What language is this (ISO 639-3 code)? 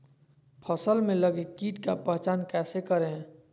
mag